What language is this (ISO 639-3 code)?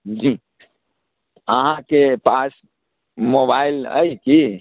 mai